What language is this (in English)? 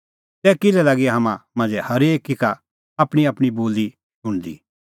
Kullu Pahari